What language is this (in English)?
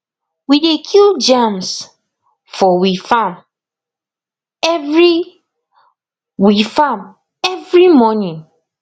Nigerian Pidgin